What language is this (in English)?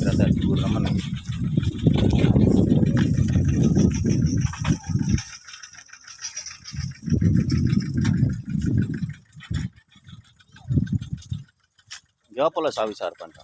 Indonesian